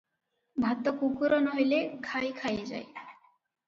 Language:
Odia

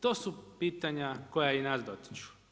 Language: Croatian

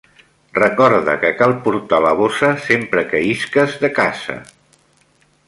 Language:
Catalan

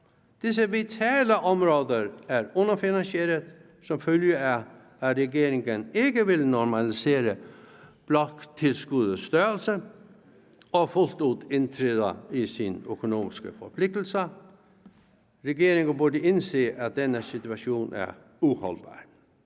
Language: Danish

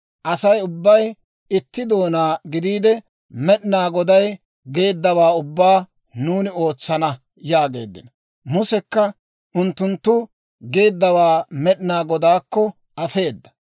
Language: Dawro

